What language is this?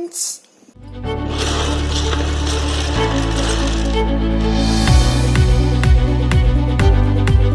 English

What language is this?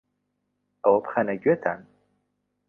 Central Kurdish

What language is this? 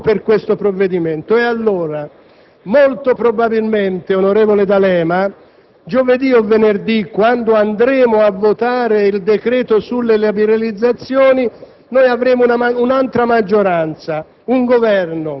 Italian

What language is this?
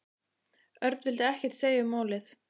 Icelandic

